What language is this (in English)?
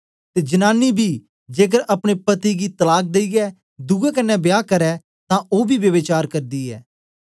Dogri